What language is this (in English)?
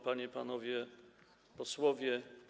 Polish